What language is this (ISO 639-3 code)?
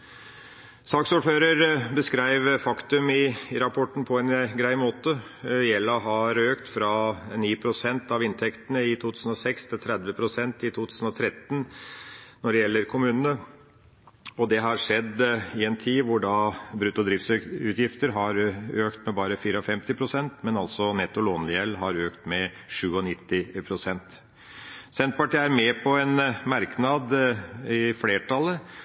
nob